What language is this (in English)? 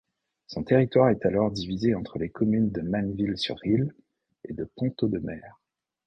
French